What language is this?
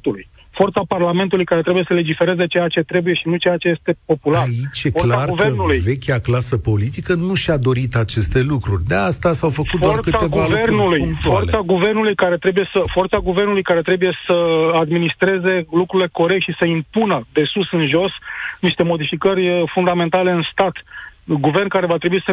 Romanian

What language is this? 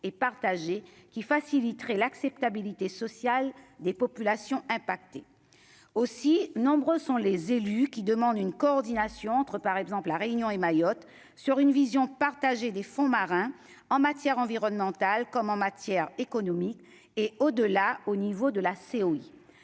French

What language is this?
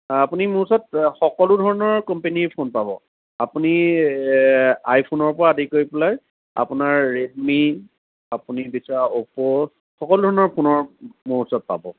Assamese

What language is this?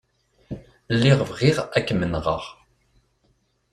Kabyle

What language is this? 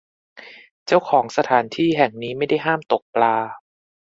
Thai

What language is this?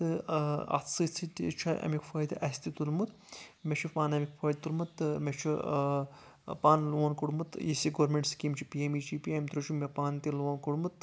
Kashmiri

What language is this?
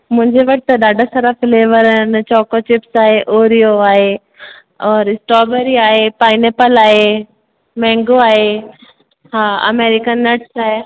Sindhi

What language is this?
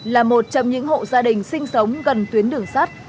Vietnamese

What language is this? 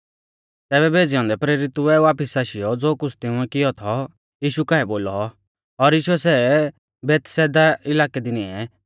Mahasu Pahari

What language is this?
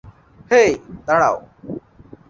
Bangla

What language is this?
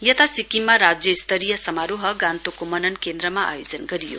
Nepali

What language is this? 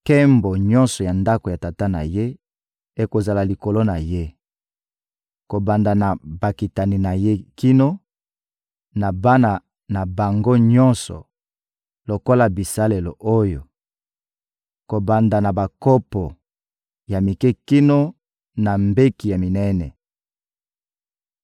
Lingala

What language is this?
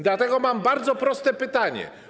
Polish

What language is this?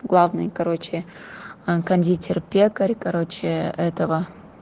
Russian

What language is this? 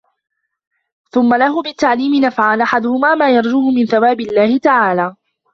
Arabic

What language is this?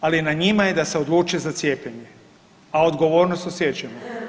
Croatian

